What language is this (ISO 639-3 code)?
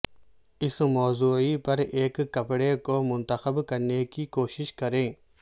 urd